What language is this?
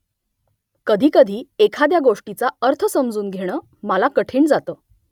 Marathi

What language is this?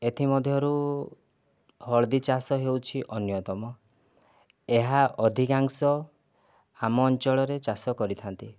Odia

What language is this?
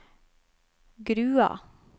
Norwegian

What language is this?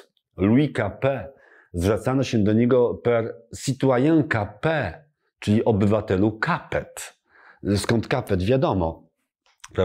Polish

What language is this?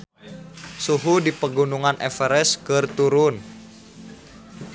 Sundanese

